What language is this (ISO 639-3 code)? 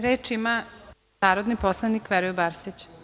srp